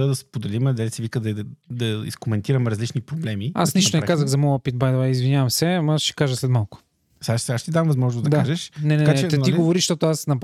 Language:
Bulgarian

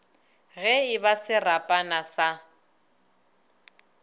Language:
Northern Sotho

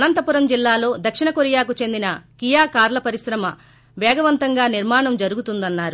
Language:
Telugu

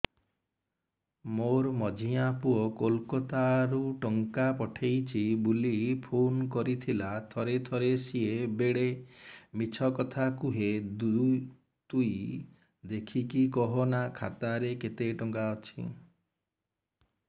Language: Odia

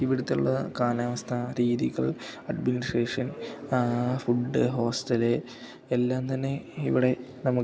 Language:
Malayalam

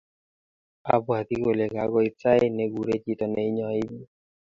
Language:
Kalenjin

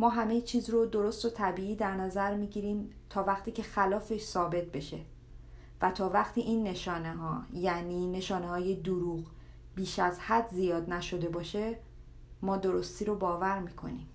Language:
Persian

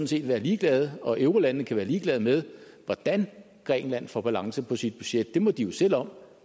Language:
Danish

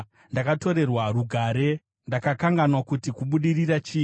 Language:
Shona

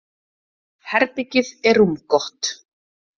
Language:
Icelandic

